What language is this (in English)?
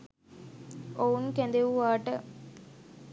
Sinhala